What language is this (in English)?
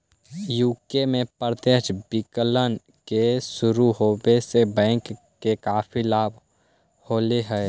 Magahi